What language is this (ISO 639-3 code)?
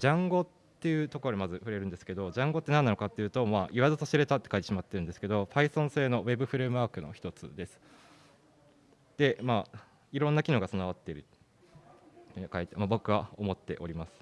jpn